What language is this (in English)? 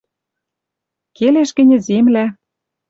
Western Mari